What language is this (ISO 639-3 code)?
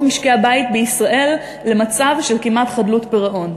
heb